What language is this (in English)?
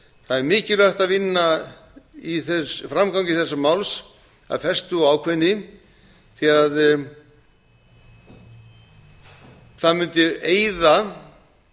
Icelandic